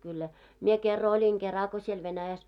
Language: Finnish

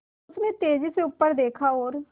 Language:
Hindi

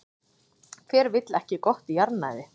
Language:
Icelandic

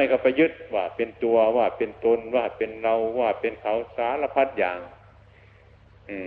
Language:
Thai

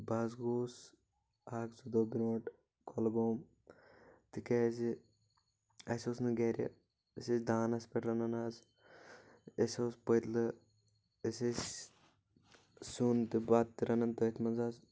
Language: Kashmiri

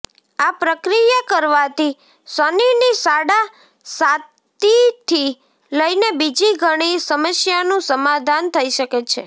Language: Gujarati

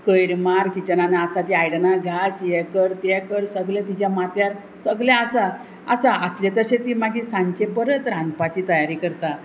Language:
Konkani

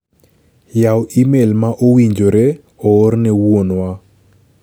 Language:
Luo (Kenya and Tanzania)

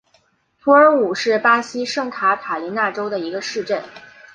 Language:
Chinese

